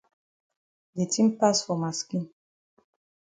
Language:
Cameroon Pidgin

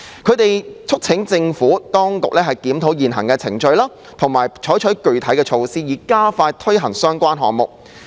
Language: Cantonese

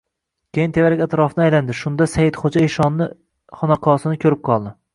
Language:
Uzbek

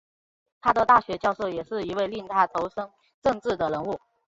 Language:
Chinese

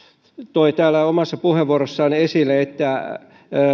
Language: Finnish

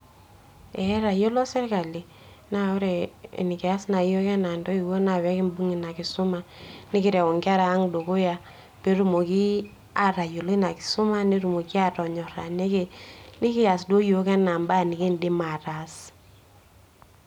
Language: Masai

